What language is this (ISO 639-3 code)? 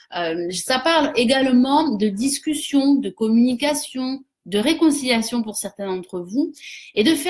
fra